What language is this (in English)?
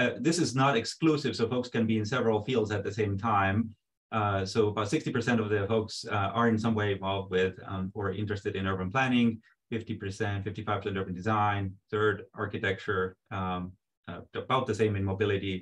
English